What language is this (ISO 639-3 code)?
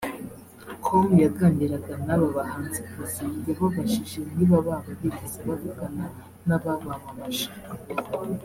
kin